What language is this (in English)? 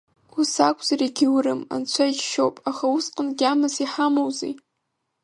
Abkhazian